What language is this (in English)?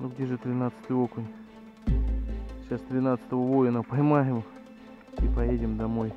Russian